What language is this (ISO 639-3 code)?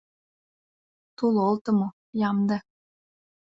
chm